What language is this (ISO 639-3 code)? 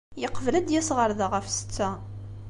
kab